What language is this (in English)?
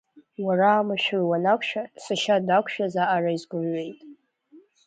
Abkhazian